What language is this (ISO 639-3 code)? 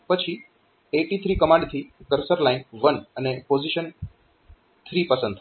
guj